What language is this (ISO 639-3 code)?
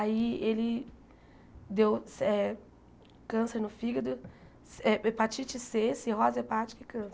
por